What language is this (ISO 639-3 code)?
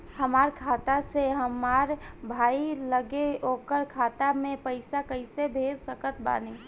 bho